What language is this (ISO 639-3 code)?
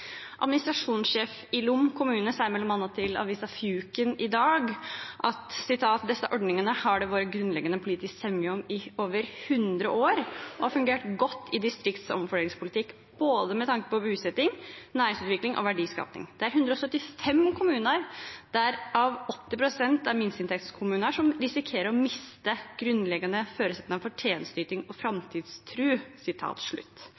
nno